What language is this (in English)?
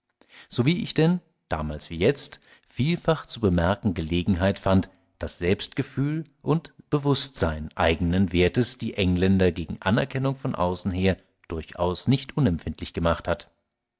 German